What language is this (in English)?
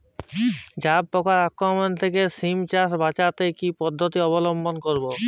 Bangla